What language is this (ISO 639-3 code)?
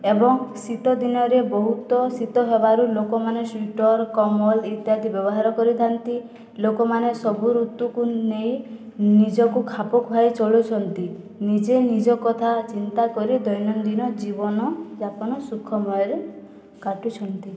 ori